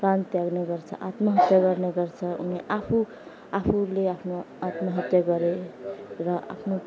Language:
Nepali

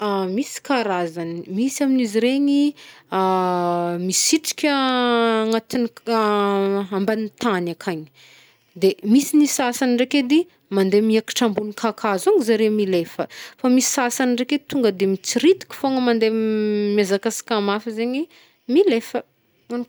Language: Northern Betsimisaraka Malagasy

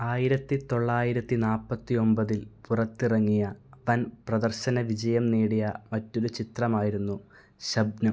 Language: Malayalam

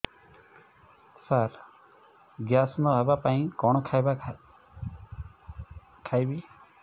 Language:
Odia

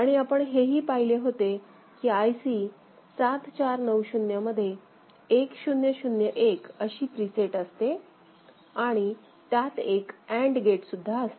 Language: Marathi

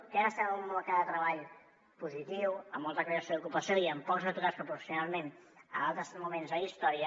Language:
Catalan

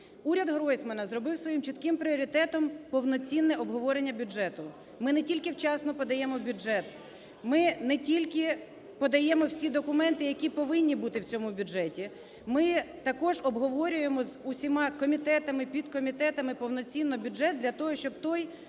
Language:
Ukrainian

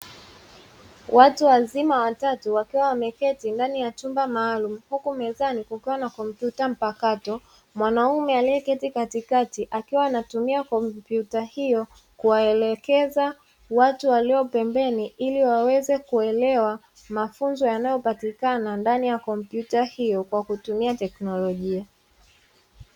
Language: Swahili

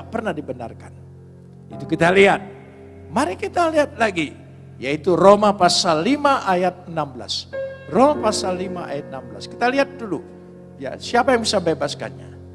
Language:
Indonesian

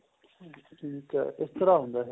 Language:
Punjabi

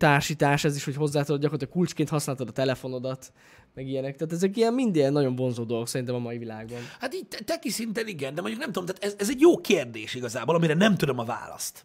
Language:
Hungarian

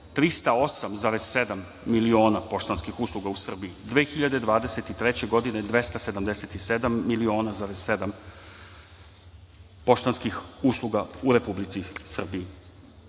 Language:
Serbian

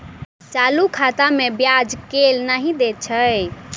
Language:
Maithili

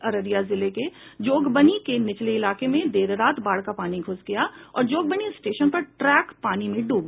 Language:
Hindi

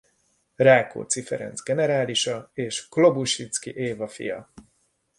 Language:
Hungarian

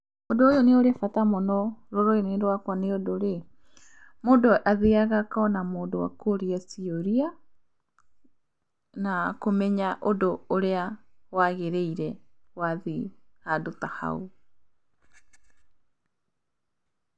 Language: Kikuyu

